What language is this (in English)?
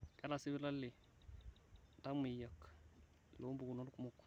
Masai